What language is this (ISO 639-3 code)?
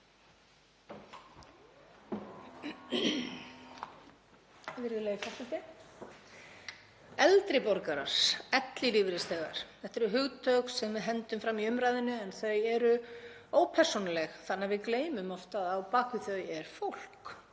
isl